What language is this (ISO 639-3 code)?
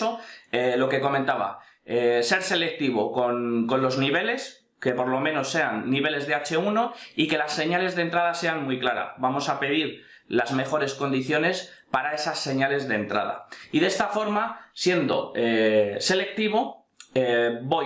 spa